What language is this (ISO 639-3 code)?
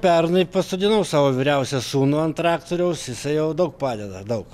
lit